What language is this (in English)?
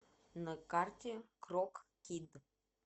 Russian